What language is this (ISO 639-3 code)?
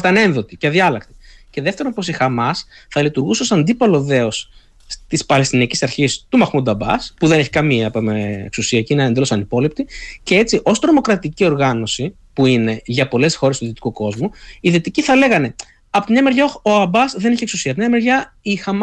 ell